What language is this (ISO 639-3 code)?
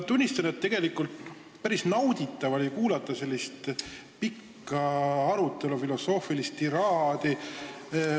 est